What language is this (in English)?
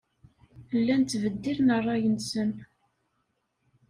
Kabyle